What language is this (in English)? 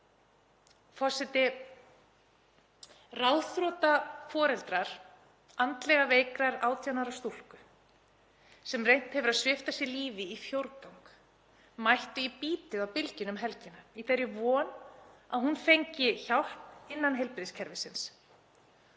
Icelandic